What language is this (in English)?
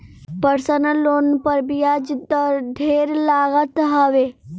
Bhojpuri